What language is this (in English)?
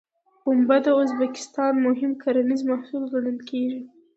Pashto